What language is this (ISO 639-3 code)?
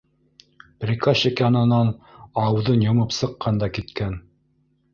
bak